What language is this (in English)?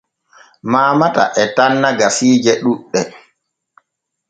Borgu Fulfulde